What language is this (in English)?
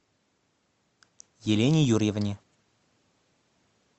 Russian